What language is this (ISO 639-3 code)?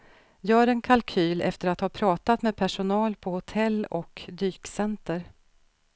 swe